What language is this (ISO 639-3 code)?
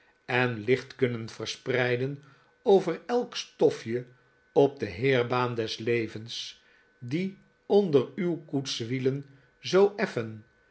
nld